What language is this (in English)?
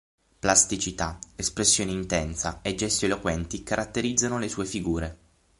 Italian